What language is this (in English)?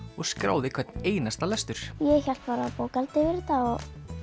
Icelandic